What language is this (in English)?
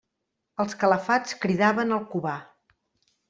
Catalan